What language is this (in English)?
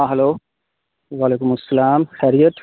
Urdu